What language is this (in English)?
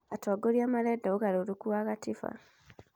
Kikuyu